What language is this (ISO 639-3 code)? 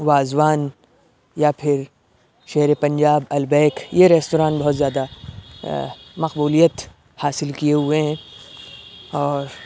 urd